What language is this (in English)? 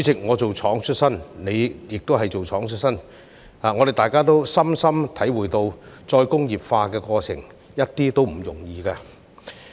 Cantonese